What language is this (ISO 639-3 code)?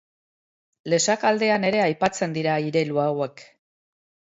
eus